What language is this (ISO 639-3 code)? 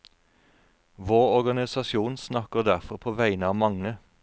nor